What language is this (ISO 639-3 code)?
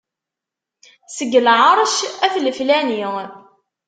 kab